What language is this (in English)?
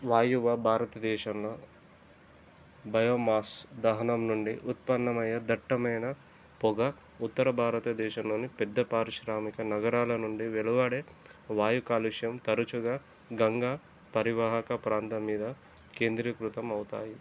Telugu